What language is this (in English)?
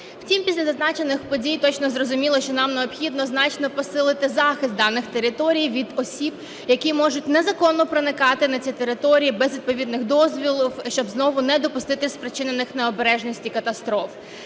Ukrainian